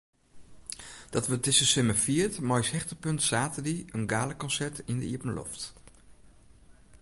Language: Western Frisian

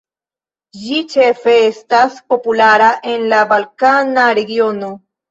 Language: Esperanto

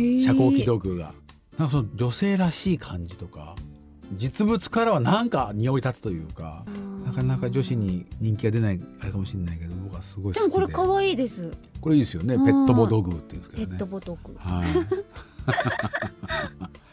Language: Japanese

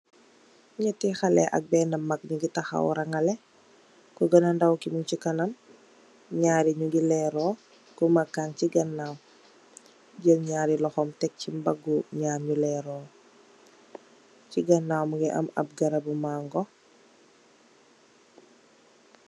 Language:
Wolof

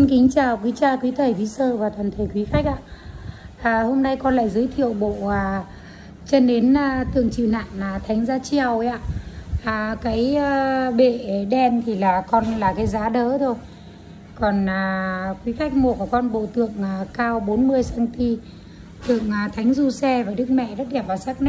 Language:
Vietnamese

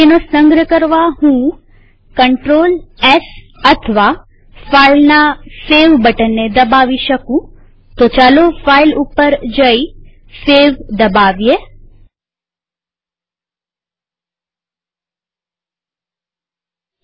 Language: Gujarati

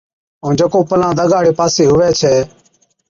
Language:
Od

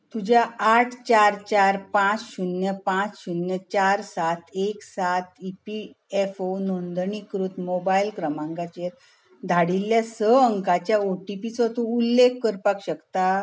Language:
Konkani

